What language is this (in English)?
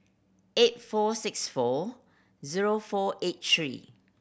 English